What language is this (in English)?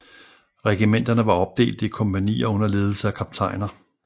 Danish